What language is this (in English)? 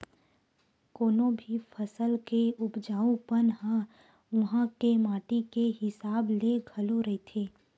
Chhattisgarhi